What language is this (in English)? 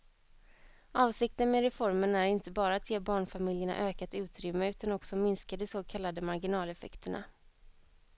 Swedish